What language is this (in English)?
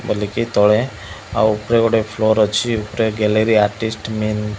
Odia